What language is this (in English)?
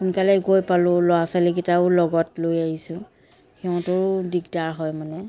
Assamese